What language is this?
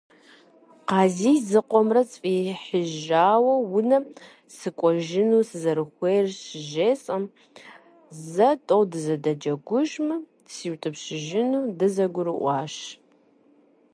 Kabardian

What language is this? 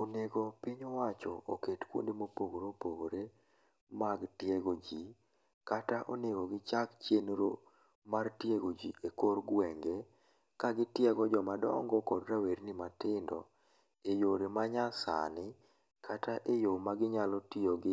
Luo (Kenya and Tanzania)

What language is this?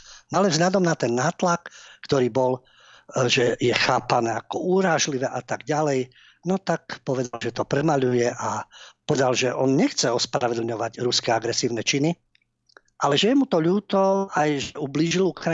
Slovak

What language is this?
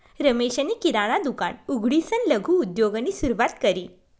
Marathi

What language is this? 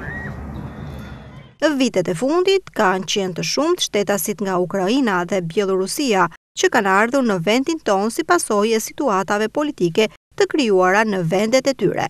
Romanian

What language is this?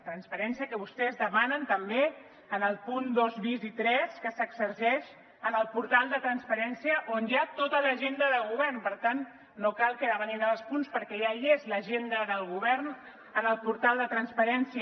Catalan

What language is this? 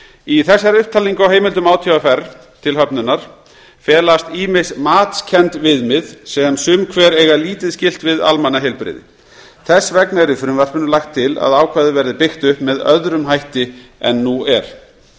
Icelandic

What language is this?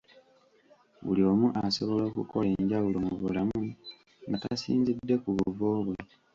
Ganda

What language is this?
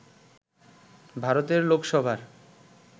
Bangla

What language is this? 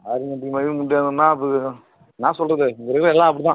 Tamil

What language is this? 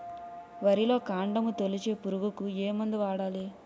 Telugu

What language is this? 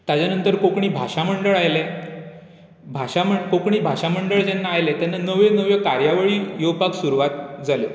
Konkani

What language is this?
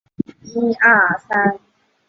Chinese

